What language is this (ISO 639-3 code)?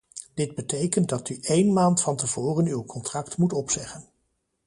nld